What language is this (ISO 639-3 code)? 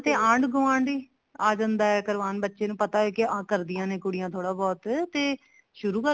pan